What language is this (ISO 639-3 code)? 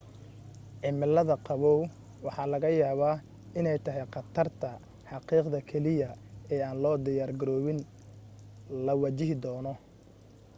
som